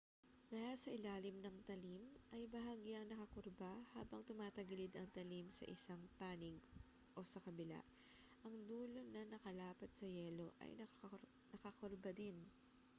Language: Filipino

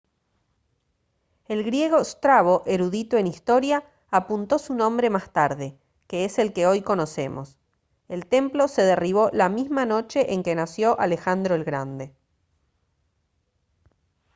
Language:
Spanish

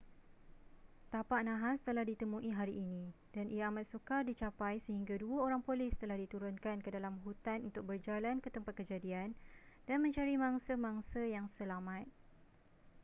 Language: Malay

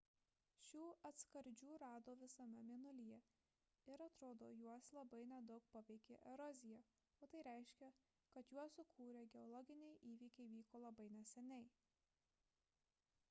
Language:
Lithuanian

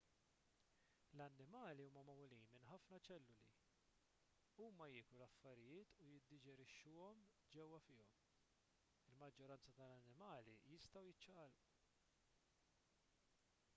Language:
Maltese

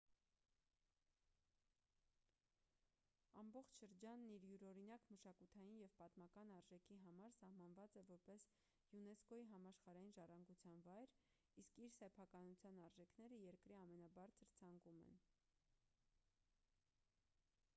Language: Armenian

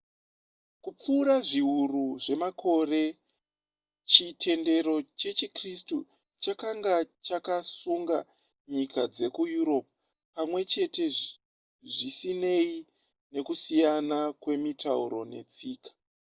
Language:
Shona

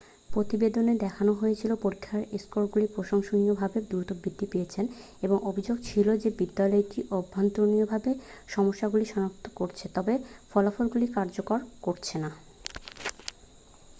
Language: Bangla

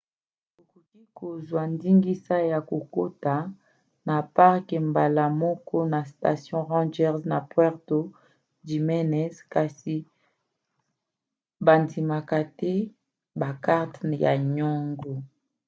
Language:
Lingala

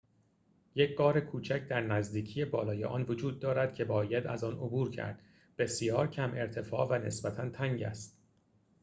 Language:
Persian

